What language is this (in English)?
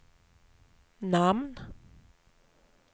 Swedish